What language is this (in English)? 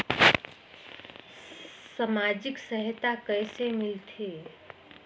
Chhattisgarhi